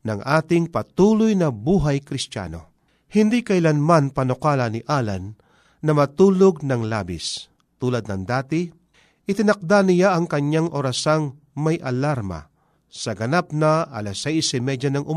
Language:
Filipino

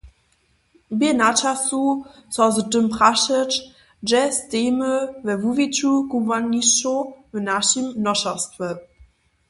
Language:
Upper Sorbian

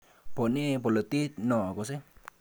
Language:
Kalenjin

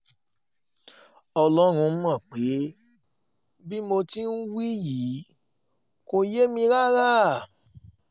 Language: Yoruba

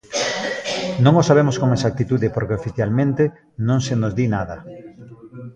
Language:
Galician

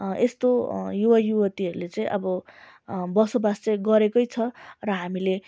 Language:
Nepali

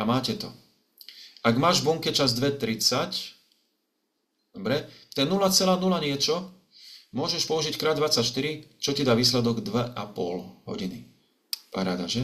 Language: Slovak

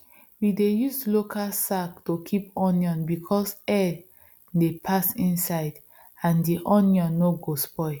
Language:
Nigerian Pidgin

